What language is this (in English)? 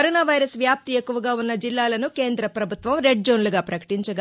Telugu